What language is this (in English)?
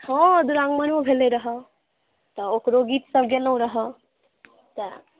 Maithili